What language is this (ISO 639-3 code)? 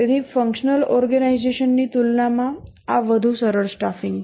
guj